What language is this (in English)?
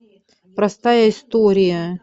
Russian